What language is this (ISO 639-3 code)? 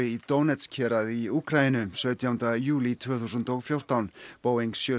isl